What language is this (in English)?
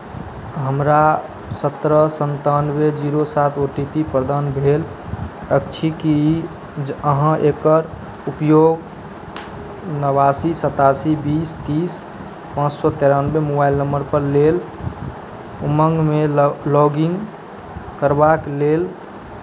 Maithili